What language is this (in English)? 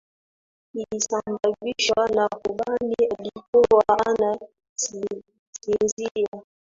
Swahili